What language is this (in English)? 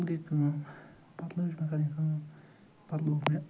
Kashmiri